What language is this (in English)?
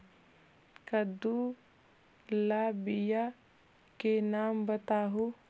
Magahi